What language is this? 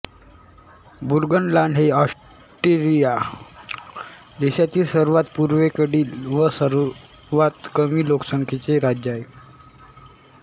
Marathi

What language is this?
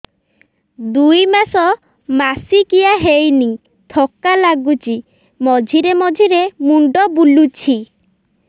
Odia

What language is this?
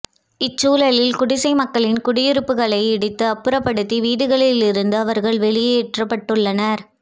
Tamil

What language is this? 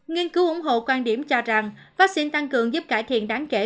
Vietnamese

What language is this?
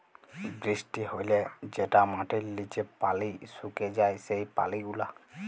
Bangla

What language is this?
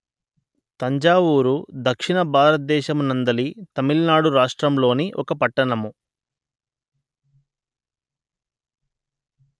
Telugu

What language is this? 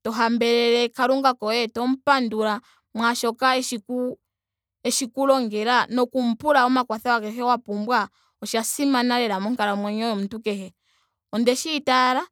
Ndonga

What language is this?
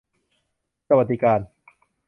Thai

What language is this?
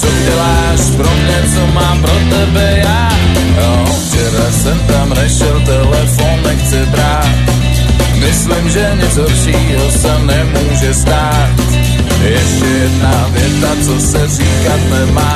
Czech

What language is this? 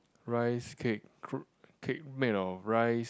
English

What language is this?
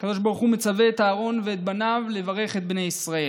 Hebrew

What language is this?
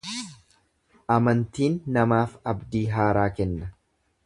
Oromo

